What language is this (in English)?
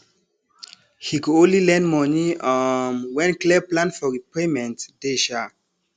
Nigerian Pidgin